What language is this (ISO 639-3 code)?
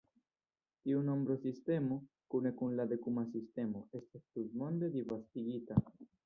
epo